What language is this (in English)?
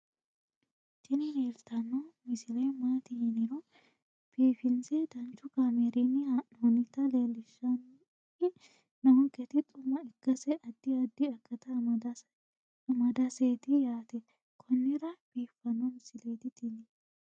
Sidamo